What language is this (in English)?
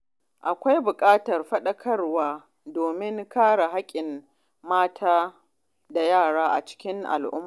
Hausa